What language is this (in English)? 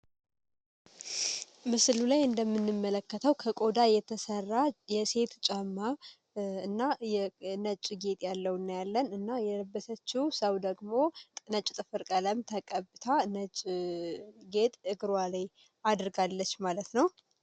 Amharic